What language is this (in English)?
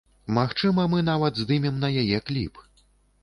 Belarusian